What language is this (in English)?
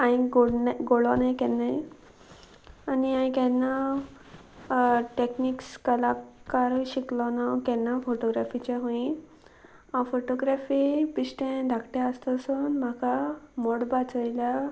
Konkani